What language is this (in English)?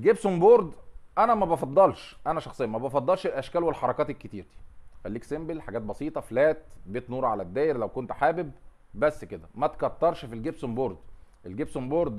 Arabic